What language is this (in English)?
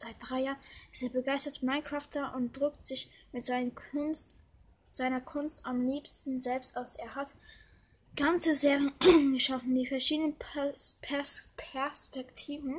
German